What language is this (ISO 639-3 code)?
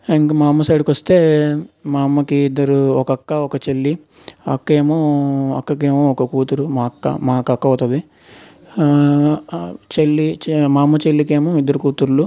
tel